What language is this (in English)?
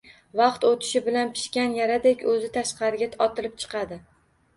Uzbek